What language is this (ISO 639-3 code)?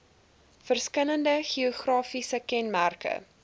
afr